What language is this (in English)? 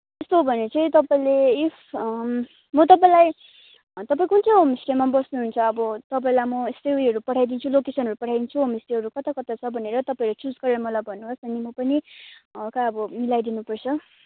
Nepali